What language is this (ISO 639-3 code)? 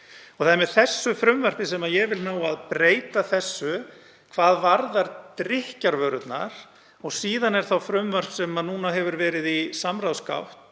isl